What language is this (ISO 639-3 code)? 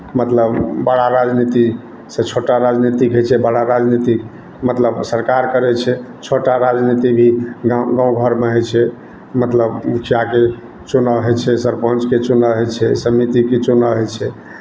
mai